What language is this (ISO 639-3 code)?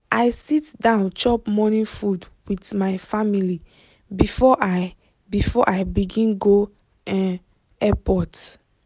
pcm